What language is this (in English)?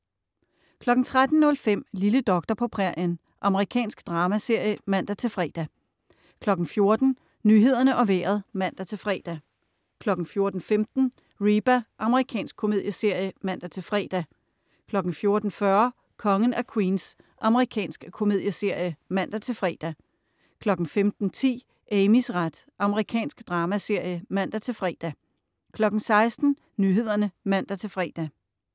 Danish